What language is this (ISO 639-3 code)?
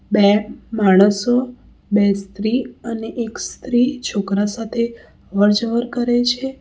guj